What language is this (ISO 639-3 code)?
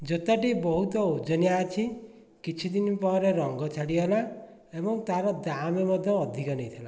ori